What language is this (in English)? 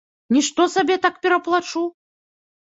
Belarusian